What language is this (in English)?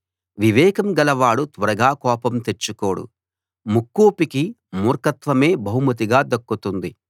Telugu